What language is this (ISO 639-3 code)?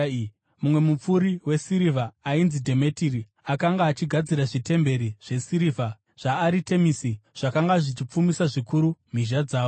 sna